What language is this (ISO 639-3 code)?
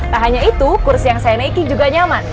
ind